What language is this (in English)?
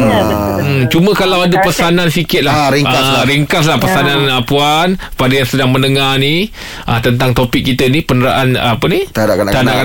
Malay